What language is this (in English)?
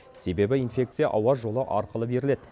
Kazakh